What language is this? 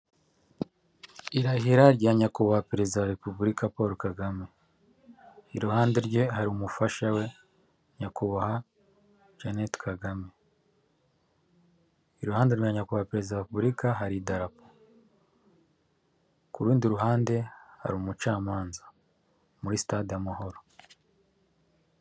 Kinyarwanda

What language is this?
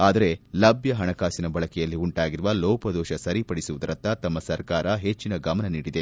Kannada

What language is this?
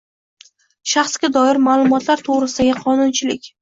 Uzbek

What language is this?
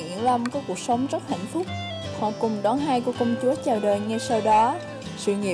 Vietnamese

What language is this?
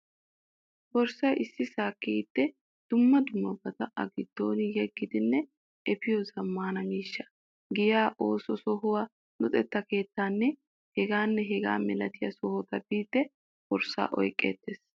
Wolaytta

